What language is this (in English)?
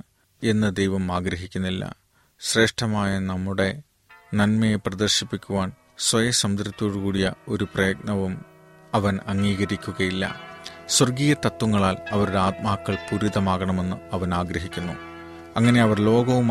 Malayalam